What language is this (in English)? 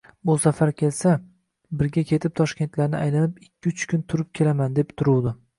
Uzbek